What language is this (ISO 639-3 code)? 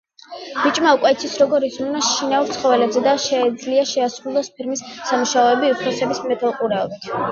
kat